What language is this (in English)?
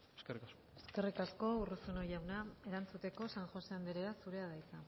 Basque